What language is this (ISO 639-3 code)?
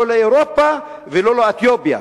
heb